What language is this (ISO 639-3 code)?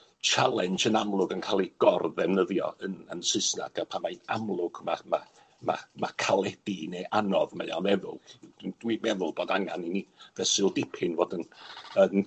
cym